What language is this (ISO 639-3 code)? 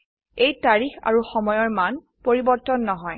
asm